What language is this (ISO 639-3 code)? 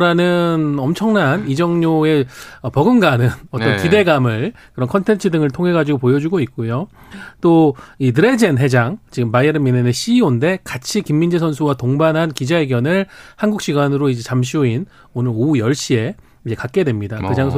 kor